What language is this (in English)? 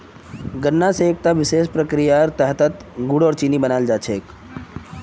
Magahi